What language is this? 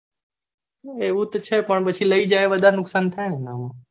Gujarati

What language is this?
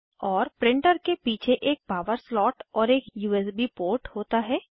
Hindi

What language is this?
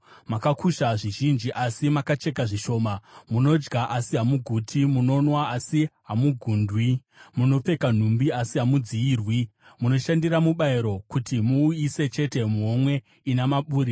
Shona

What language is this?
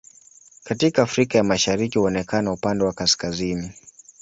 Swahili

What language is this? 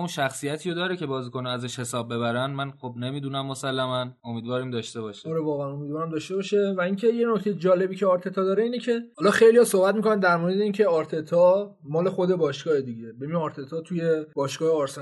Persian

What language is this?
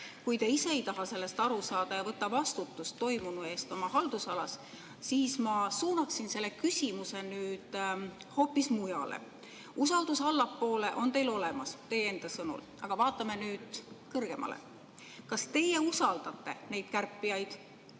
Estonian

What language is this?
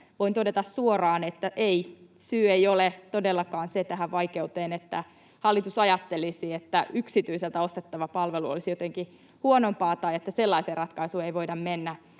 Finnish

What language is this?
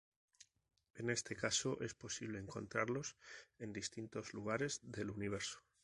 Spanish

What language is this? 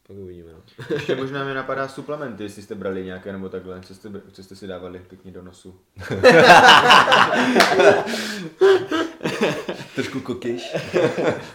Czech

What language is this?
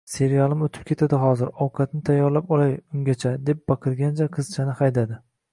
Uzbek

